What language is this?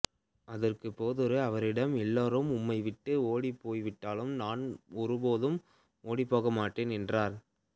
Tamil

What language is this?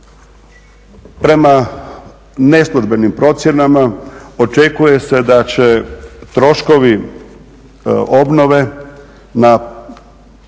Croatian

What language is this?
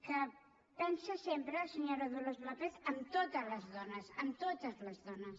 Catalan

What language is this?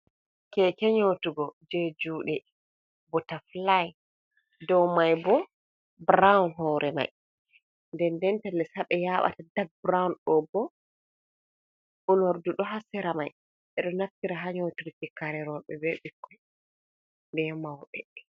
Fula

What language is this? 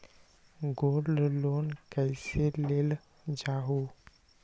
Magahi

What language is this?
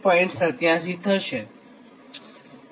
Gujarati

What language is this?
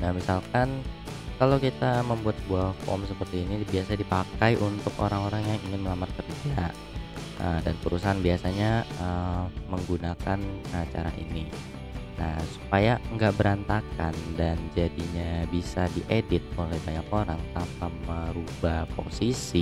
Indonesian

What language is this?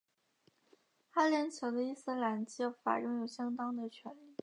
Chinese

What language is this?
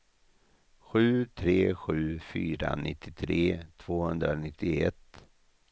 Swedish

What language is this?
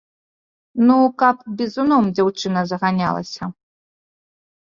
Belarusian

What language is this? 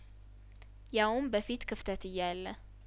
Amharic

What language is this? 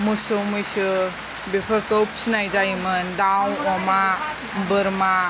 Bodo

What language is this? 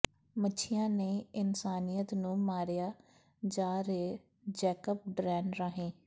Punjabi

